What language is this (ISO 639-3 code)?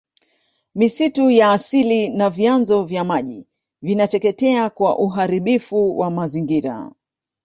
swa